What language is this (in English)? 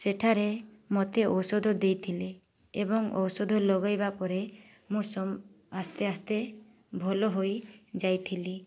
Odia